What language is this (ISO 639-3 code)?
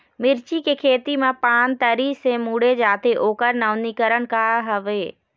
hne